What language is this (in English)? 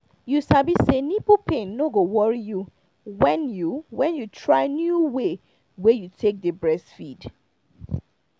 Nigerian Pidgin